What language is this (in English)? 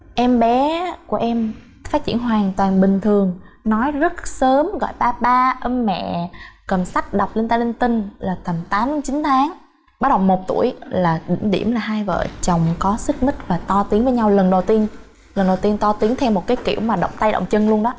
Vietnamese